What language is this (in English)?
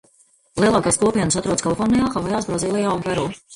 Latvian